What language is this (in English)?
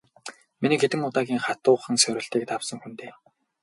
Mongolian